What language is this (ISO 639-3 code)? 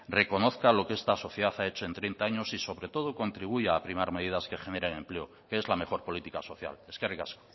spa